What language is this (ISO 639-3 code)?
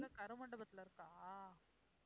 tam